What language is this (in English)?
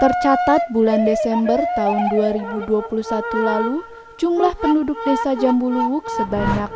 Indonesian